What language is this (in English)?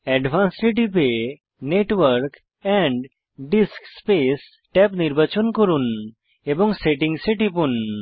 Bangla